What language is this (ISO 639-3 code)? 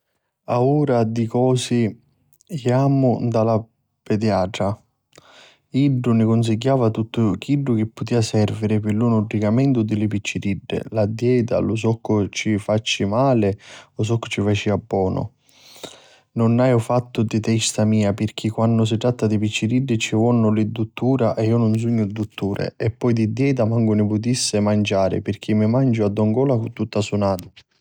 scn